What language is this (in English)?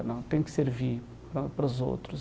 Portuguese